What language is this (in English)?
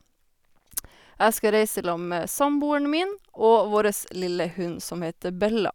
Norwegian